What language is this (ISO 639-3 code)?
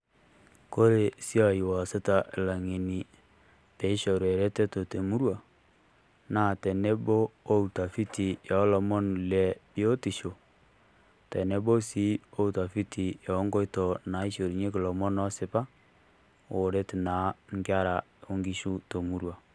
mas